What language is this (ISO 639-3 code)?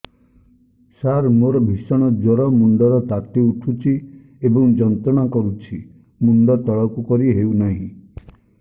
ori